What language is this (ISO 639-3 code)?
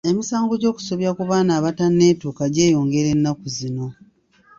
lug